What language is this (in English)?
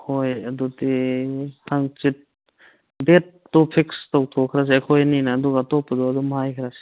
Manipuri